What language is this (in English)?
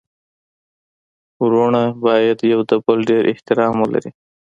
Pashto